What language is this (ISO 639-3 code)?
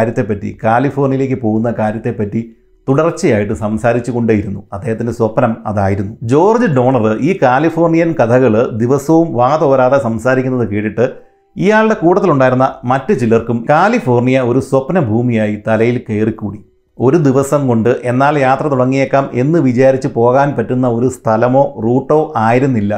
mal